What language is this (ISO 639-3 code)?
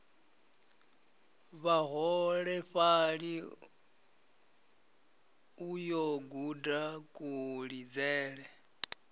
ven